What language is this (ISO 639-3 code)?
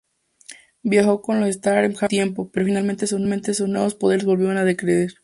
spa